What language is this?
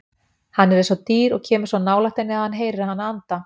Icelandic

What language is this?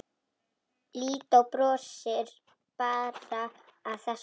Icelandic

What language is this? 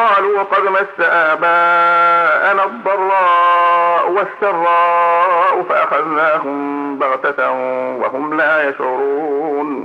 Arabic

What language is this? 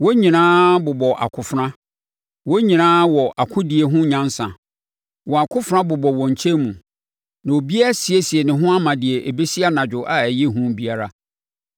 Akan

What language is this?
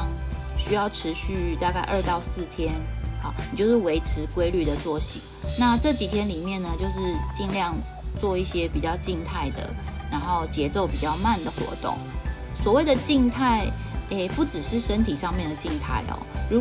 Chinese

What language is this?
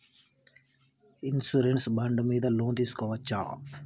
Telugu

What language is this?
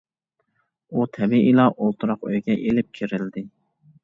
Uyghur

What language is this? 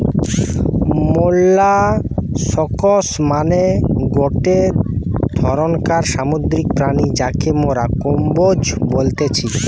Bangla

